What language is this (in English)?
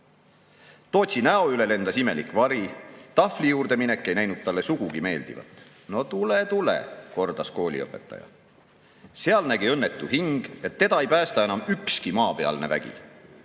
Estonian